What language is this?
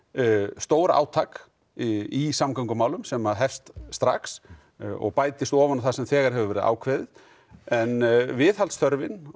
Icelandic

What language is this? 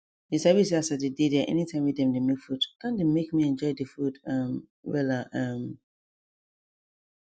Nigerian Pidgin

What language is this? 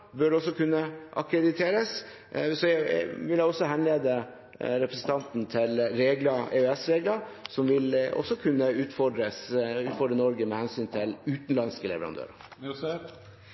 Norwegian Bokmål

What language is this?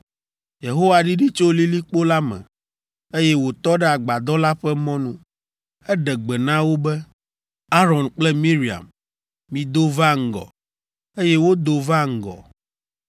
Ewe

